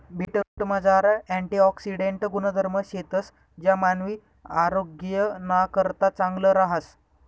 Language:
Marathi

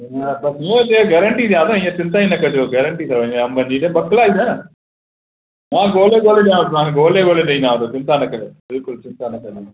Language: Sindhi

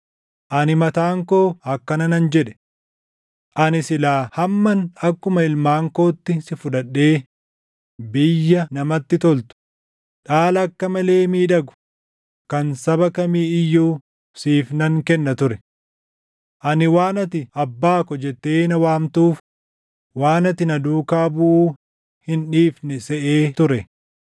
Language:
Oromo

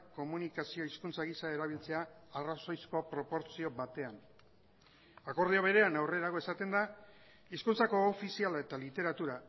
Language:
Basque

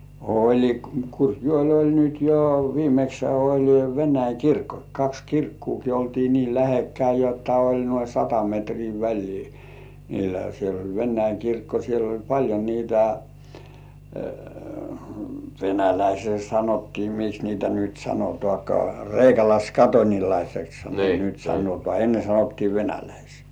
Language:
Finnish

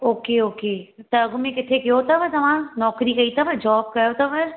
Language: Sindhi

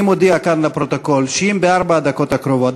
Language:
Hebrew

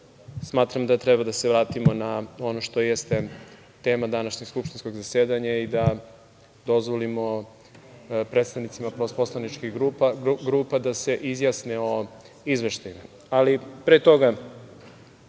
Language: Serbian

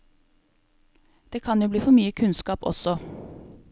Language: Norwegian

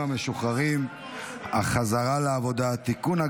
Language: Hebrew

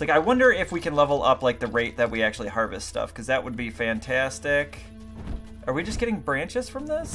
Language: English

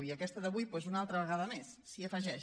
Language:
Catalan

